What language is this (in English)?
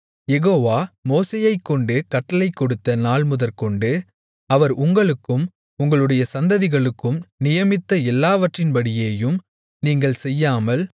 Tamil